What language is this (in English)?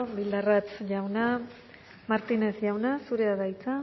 Basque